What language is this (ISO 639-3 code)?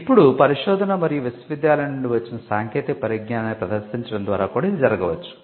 tel